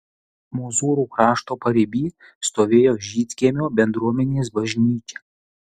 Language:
Lithuanian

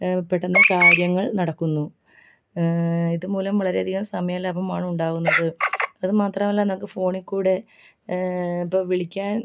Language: Malayalam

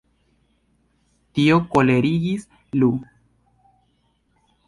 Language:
Esperanto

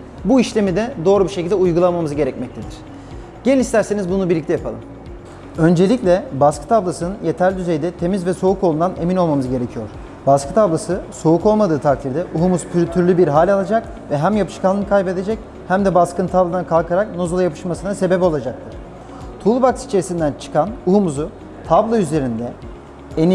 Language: Turkish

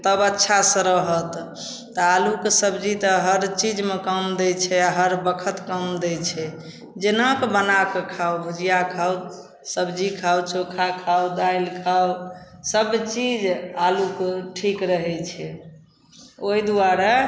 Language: Maithili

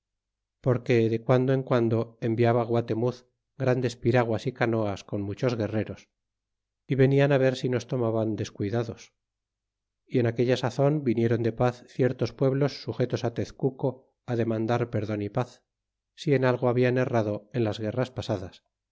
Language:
Spanish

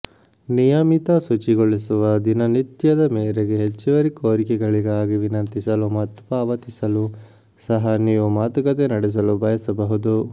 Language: Kannada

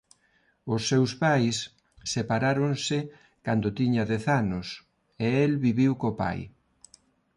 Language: Galician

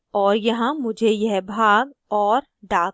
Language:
Hindi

